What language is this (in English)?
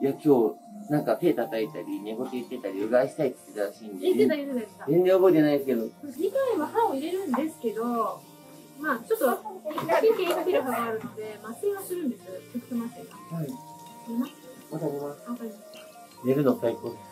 Japanese